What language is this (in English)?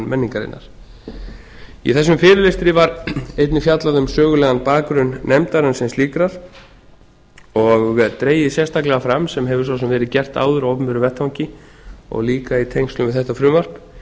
Icelandic